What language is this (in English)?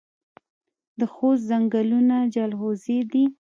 Pashto